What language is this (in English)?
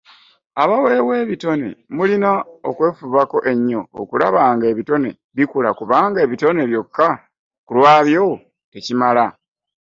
Ganda